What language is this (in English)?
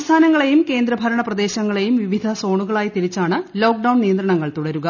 Malayalam